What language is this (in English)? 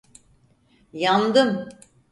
Turkish